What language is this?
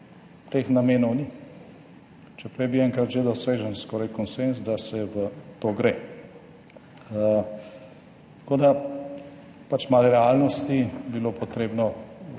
Slovenian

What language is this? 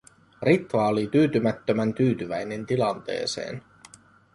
Finnish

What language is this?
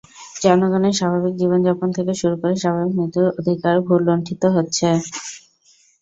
Bangla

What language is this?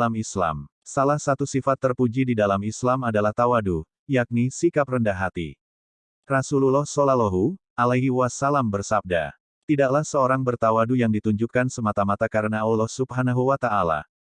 Indonesian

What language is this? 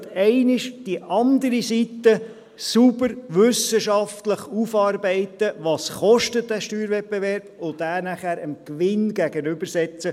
Swiss German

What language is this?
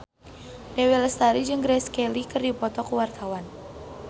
Sundanese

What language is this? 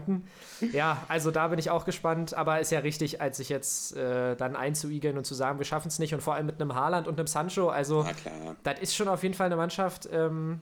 German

